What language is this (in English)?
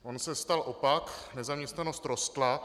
Czech